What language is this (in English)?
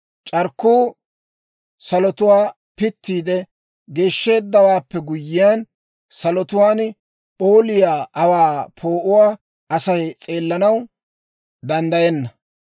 Dawro